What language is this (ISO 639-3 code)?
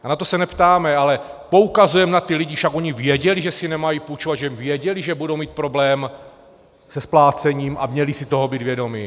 ces